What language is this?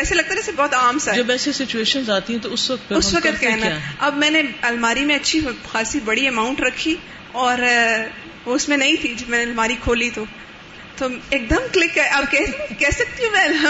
Urdu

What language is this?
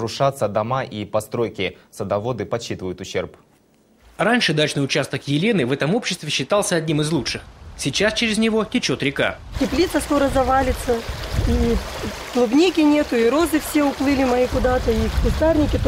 Russian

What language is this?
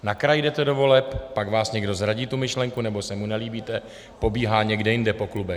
Czech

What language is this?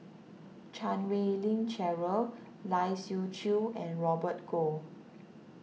English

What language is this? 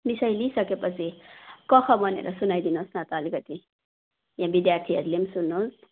Nepali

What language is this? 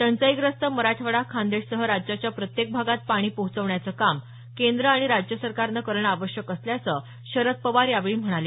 Marathi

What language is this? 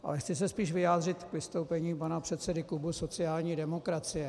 Czech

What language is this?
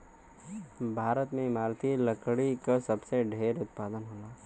Bhojpuri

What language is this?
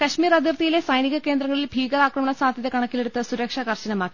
Malayalam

